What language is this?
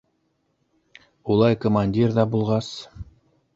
Bashkir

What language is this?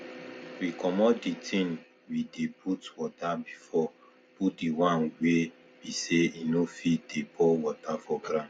Nigerian Pidgin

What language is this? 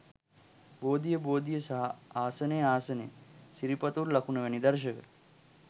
Sinhala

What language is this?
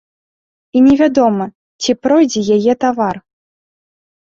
Belarusian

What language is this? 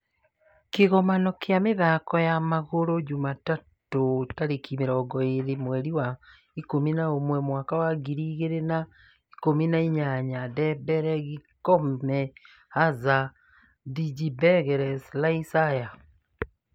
Kikuyu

